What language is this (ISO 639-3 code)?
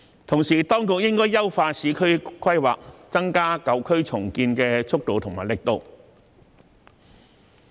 yue